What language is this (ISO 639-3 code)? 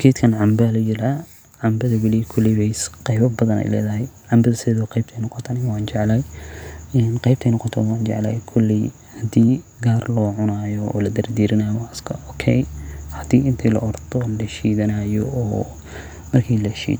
som